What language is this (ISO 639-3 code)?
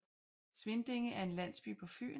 dan